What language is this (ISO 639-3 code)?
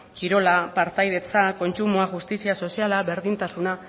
eus